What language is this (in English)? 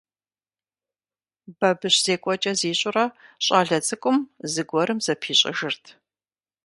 Kabardian